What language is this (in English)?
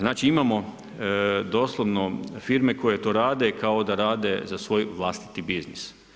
Croatian